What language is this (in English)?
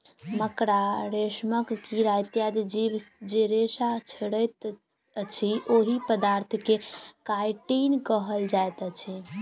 Maithili